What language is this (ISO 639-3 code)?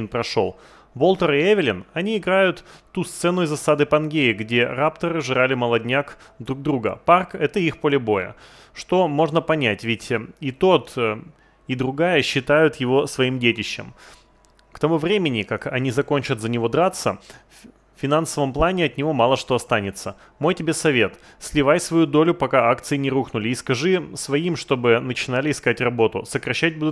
rus